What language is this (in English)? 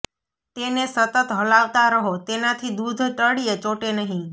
Gujarati